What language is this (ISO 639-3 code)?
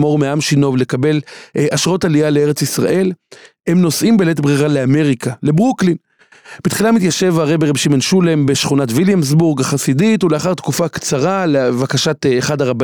heb